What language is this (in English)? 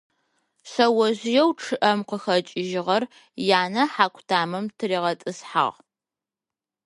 Adyghe